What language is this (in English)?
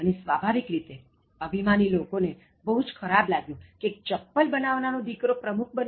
Gujarati